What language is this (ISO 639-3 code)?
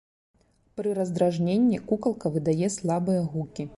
bel